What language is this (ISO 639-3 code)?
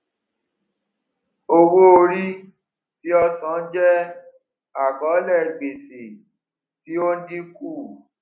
yor